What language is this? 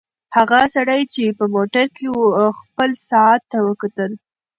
Pashto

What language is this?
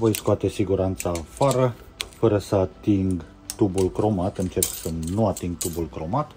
Romanian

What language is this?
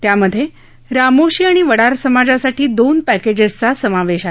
Marathi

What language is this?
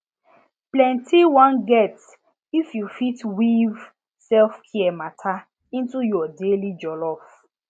Nigerian Pidgin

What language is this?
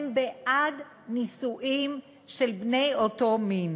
Hebrew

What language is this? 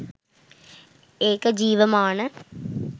Sinhala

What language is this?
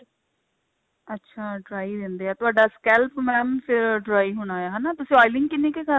Punjabi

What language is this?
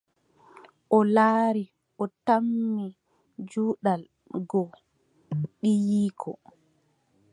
Adamawa Fulfulde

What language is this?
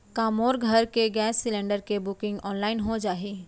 Chhattisgarhi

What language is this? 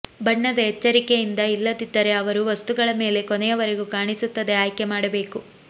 Kannada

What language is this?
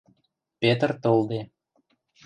Western Mari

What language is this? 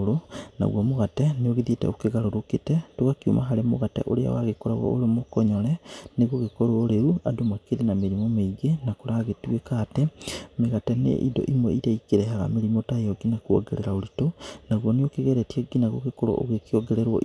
Kikuyu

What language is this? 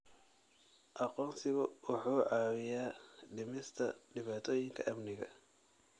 Somali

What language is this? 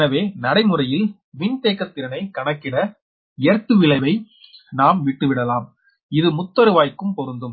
Tamil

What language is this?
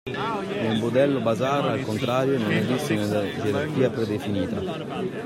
Italian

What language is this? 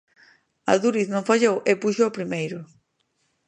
Galician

